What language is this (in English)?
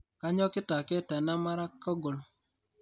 Masai